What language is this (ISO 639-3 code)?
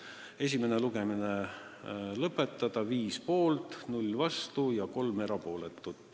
est